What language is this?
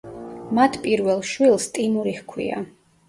Georgian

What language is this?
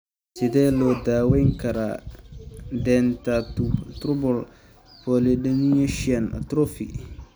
Somali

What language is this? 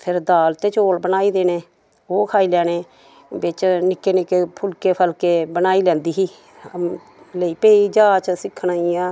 Dogri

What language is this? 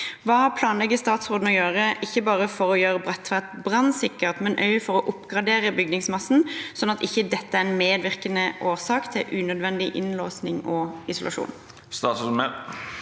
Norwegian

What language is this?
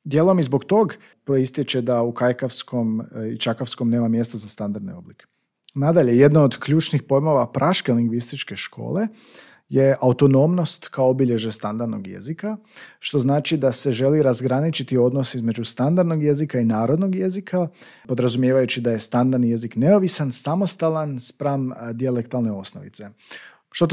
Croatian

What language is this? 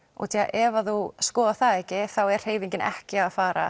Icelandic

